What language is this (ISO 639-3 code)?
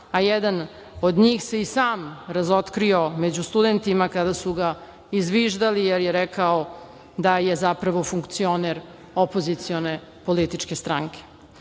srp